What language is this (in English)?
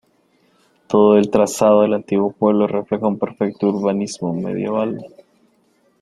Spanish